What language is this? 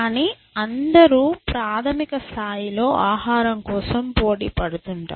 Telugu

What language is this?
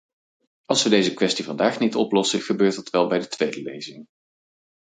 Dutch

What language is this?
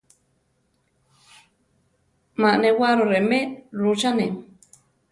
Central Tarahumara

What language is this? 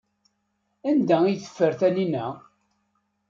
Kabyle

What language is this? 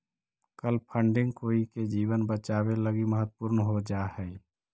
Magahi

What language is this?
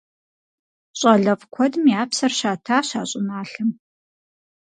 Kabardian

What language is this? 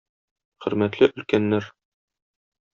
Tatar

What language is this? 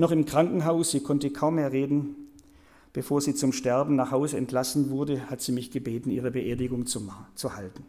German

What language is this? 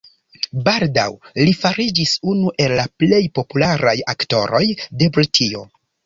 Esperanto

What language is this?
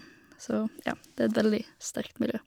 Norwegian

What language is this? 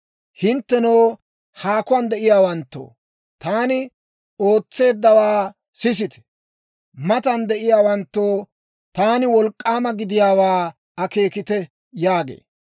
Dawro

